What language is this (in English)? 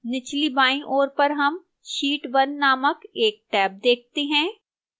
Hindi